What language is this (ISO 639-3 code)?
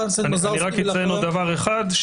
heb